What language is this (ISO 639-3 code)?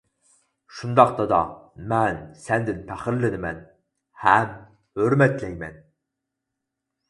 uig